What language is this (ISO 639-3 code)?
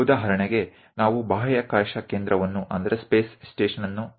guj